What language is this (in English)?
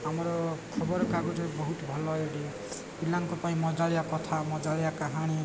Odia